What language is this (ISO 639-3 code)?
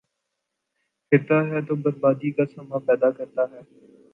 urd